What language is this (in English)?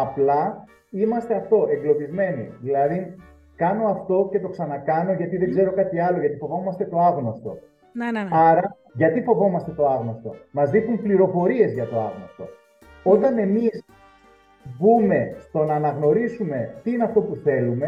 Greek